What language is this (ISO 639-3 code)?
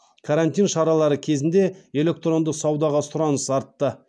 kaz